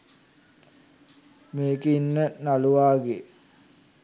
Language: Sinhala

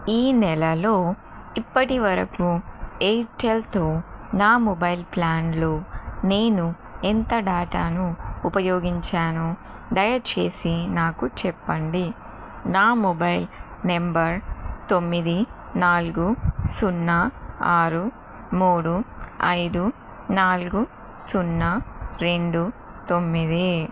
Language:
Telugu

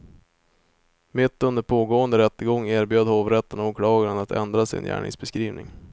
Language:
Swedish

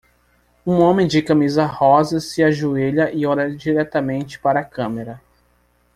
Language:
Portuguese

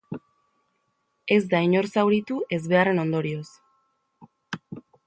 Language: Basque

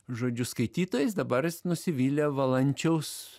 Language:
Lithuanian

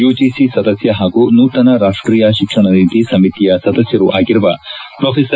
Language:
Kannada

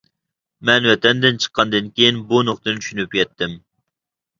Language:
Uyghur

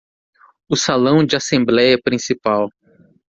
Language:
Portuguese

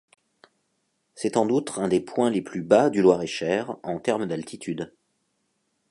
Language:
French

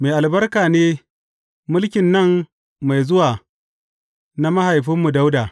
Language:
Hausa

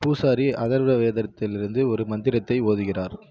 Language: Tamil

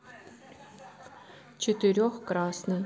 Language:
Russian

